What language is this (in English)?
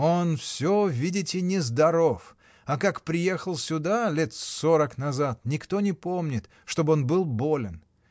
Russian